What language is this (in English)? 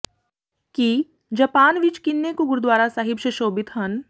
Punjabi